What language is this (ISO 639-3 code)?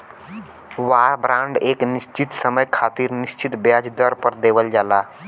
bho